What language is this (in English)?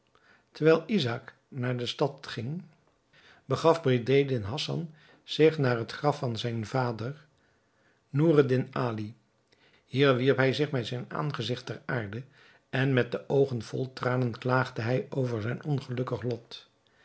Dutch